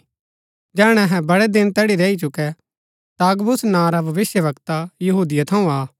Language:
Gaddi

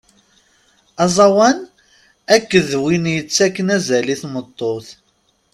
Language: Kabyle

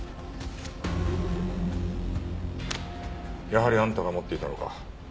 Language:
Japanese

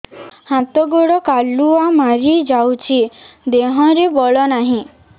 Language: Odia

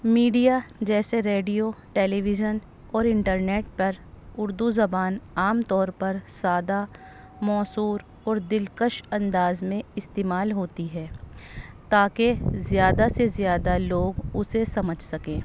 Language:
Urdu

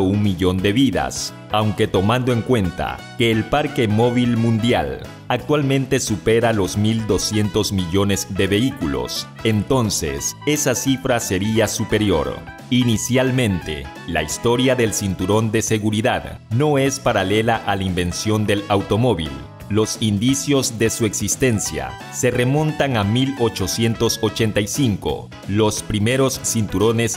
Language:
Spanish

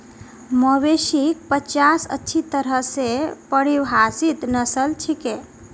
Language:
Magahi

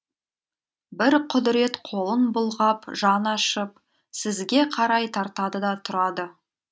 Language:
Kazakh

